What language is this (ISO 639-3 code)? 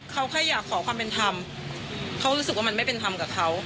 tha